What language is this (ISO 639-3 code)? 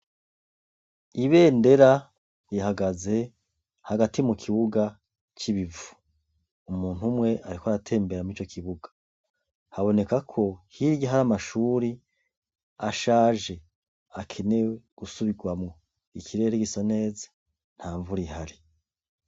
run